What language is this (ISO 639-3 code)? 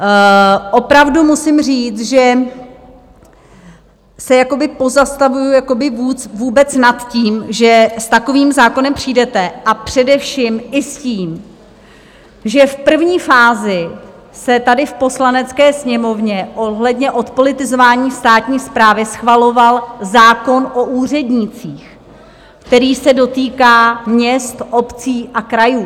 ces